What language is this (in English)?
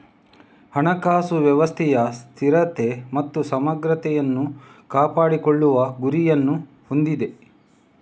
Kannada